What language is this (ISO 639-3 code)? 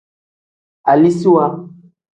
kdh